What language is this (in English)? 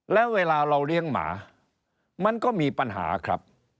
Thai